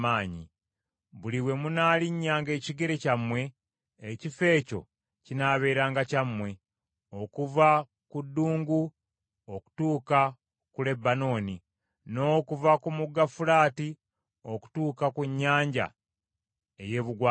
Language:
Ganda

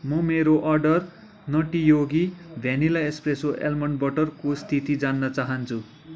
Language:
Nepali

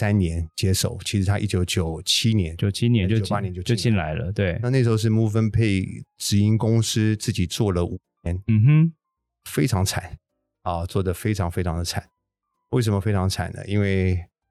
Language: Chinese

